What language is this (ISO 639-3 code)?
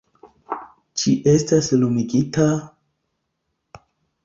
epo